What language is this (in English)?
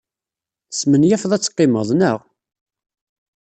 Kabyle